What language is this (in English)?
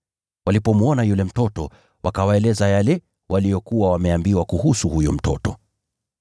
Swahili